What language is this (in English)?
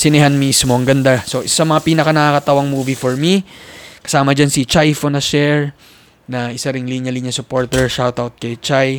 Filipino